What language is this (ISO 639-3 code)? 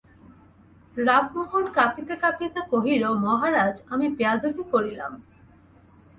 ben